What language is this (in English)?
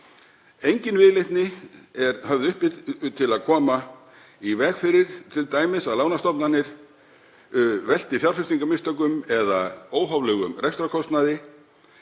Icelandic